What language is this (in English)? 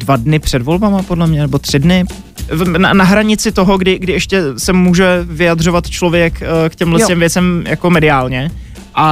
Czech